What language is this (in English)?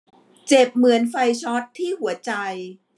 Thai